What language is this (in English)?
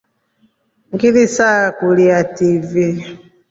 Rombo